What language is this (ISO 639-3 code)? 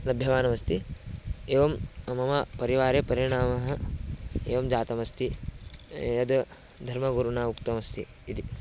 san